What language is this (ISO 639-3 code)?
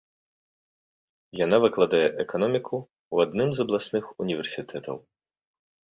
bel